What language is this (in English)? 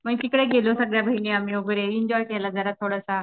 Marathi